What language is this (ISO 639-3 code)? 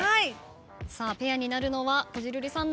jpn